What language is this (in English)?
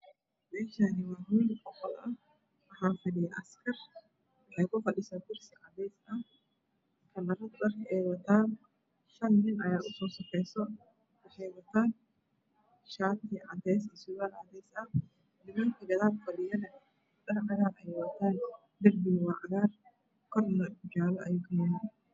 Somali